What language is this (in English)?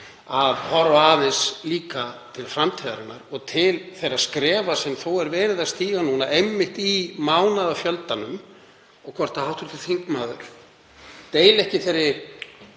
Icelandic